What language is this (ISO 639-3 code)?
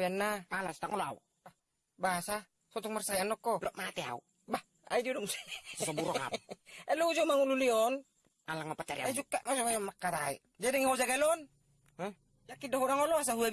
ind